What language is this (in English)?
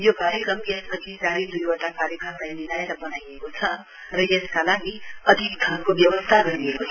Nepali